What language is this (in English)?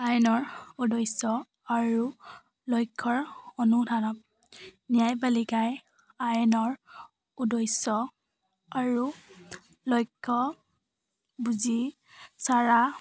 Assamese